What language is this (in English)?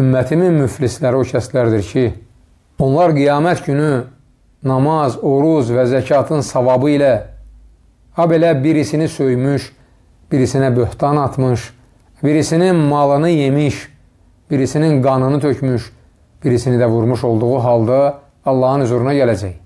Turkish